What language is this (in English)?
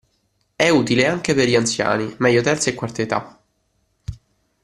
Italian